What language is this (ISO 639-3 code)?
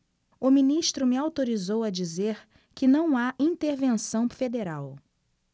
por